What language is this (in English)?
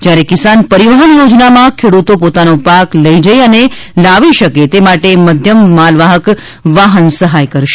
Gujarati